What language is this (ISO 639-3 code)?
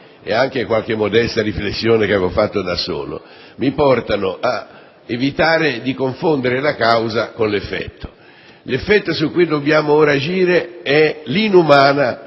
ita